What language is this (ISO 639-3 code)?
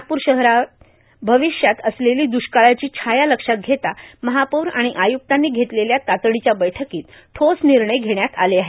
mar